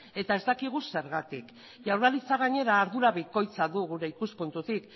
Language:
Basque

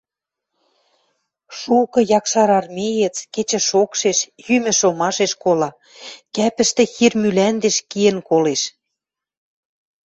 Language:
Western Mari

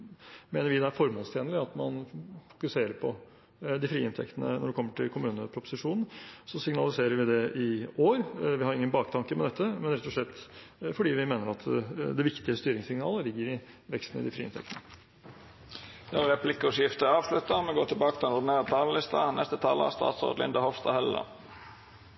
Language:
Norwegian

